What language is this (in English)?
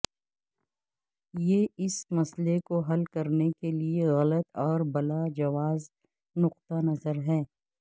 Urdu